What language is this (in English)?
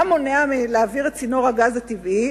Hebrew